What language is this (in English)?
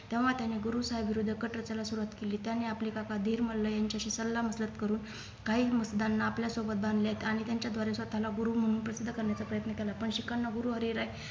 Marathi